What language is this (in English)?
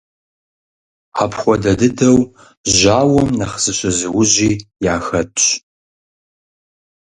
Kabardian